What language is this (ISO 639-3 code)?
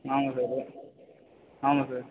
tam